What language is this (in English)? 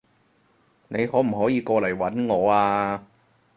Cantonese